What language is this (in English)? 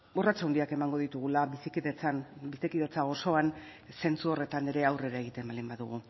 Basque